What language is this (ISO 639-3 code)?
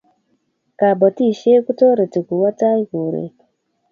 kln